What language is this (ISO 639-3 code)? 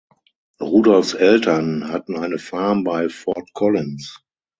deu